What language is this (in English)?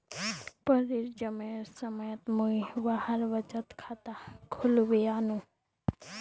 Magahi